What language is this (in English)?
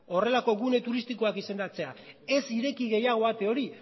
Basque